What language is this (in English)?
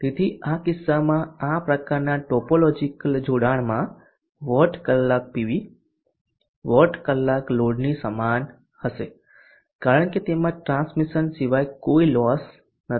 Gujarati